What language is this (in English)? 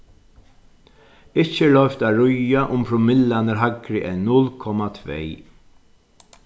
Faroese